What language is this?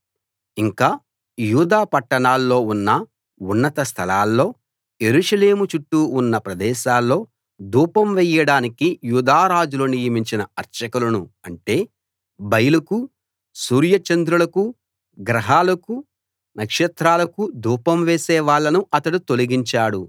Telugu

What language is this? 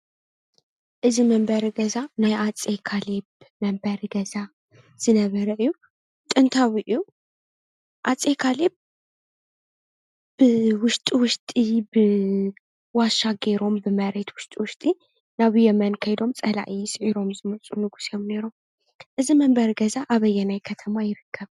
Tigrinya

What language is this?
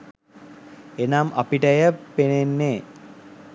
Sinhala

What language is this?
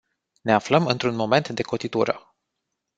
Romanian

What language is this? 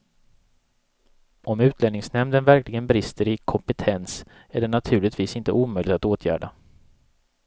Swedish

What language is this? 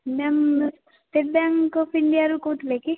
Odia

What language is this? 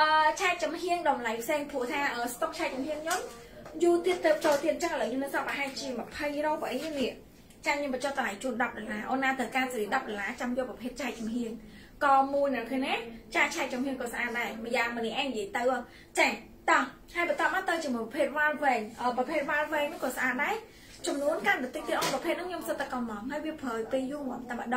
Vietnamese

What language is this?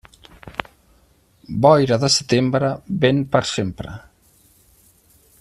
Catalan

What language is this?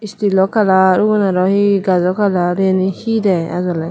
Chakma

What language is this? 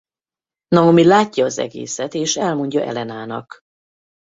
Hungarian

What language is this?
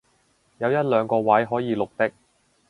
Cantonese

